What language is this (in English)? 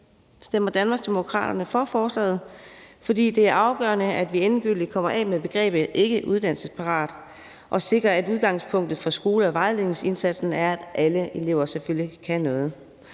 Danish